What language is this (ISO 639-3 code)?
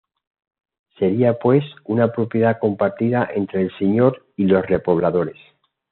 spa